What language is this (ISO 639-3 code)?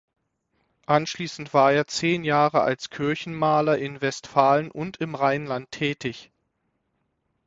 deu